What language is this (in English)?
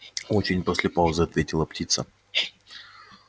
Russian